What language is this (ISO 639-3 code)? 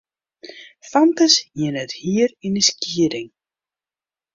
fry